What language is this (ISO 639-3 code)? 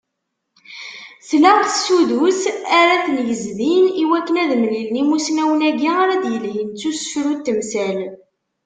kab